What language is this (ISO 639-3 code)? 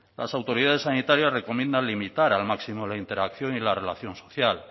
spa